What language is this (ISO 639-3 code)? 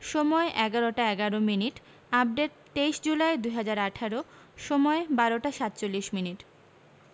ben